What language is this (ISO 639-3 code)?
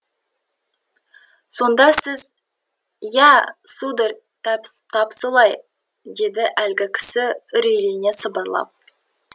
kaz